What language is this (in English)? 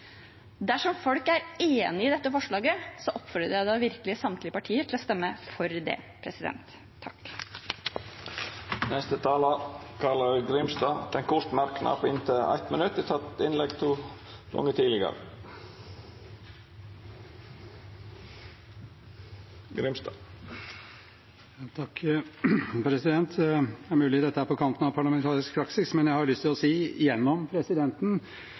Norwegian